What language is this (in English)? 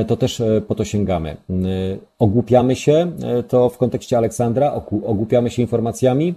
Polish